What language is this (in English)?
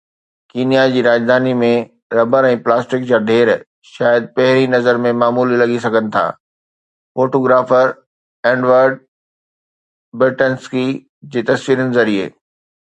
Sindhi